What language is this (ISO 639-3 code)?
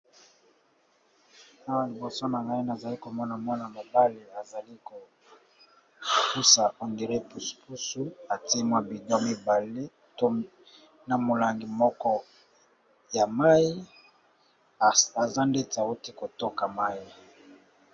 lin